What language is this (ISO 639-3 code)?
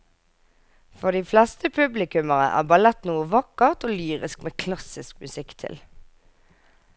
nor